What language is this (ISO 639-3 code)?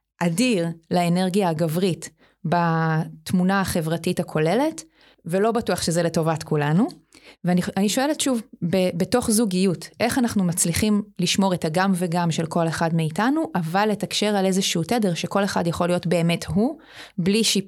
heb